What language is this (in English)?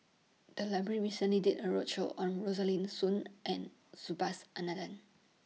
English